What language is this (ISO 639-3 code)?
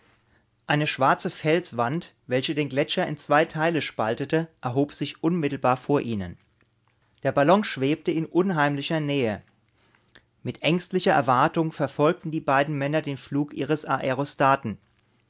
deu